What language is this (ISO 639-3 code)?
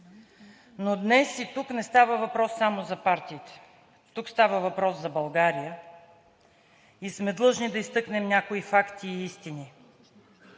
bul